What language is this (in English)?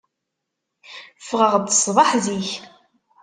Kabyle